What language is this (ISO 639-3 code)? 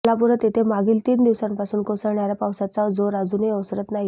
mar